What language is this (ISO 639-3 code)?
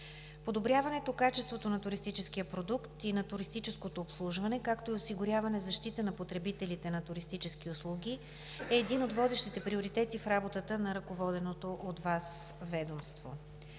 bul